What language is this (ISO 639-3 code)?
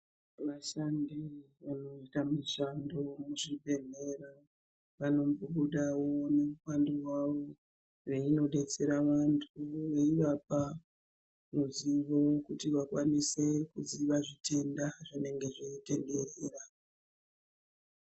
ndc